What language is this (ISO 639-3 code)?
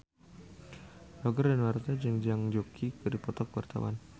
sun